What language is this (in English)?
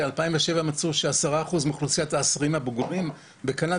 Hebrew